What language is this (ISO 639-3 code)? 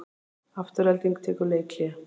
isl